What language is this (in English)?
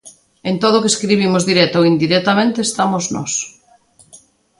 Galician